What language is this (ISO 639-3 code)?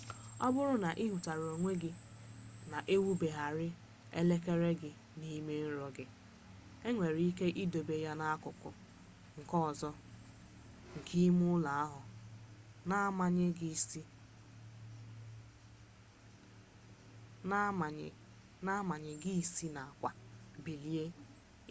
ibo